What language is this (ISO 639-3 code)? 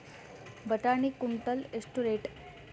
kan